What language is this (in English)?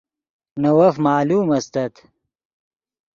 Yidgha